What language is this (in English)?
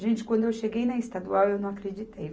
Portuguese